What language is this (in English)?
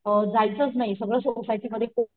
Marathi